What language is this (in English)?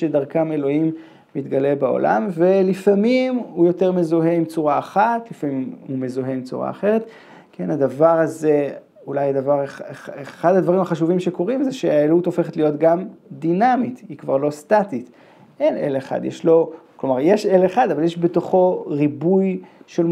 Hebrew